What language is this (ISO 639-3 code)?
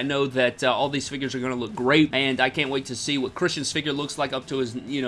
eng